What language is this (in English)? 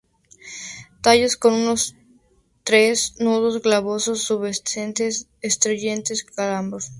Spanish